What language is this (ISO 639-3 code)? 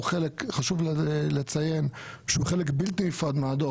heb